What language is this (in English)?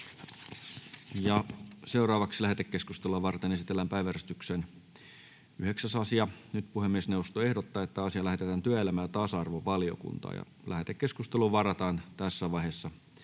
Finnish